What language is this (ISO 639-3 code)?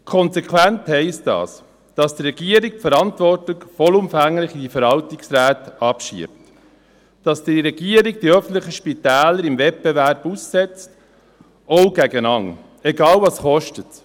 gsw